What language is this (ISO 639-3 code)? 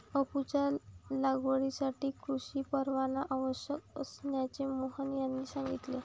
mar